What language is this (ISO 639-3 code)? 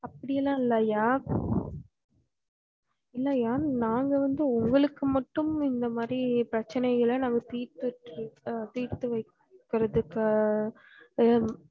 tam